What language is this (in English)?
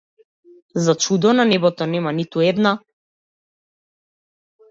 Macedonian